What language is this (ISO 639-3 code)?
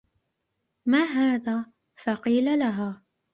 ara